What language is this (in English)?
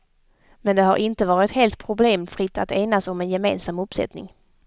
Swedish